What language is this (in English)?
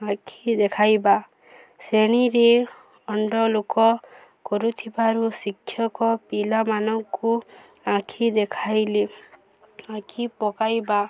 Odia